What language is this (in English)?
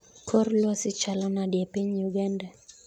Luo (Kenya and Tanzania)